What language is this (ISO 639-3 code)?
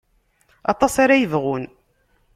kab